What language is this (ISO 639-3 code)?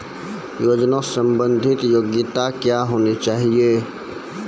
mai